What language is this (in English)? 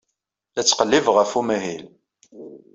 Kabyle